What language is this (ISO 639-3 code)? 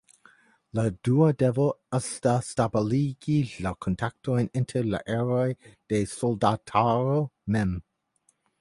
epo